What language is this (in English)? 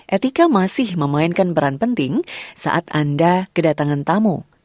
Indonesian